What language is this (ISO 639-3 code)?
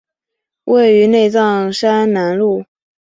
zho